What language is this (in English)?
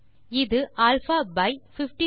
Tamil